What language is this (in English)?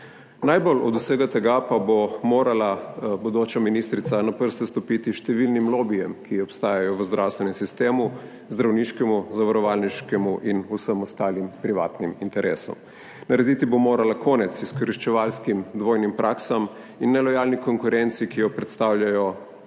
Slovenian